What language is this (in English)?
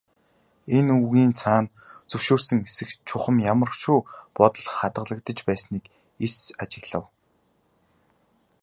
Mongolian